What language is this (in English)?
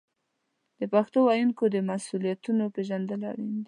Pashto